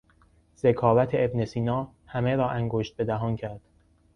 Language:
Persian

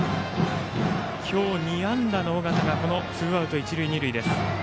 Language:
Japanese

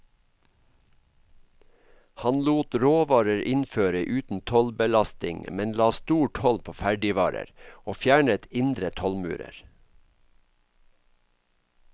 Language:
Norwegian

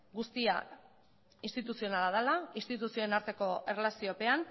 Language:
Basque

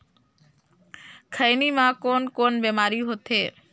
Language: Chhattisgarhi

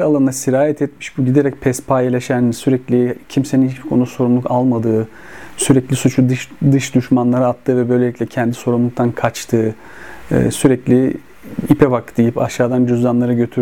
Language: Turkish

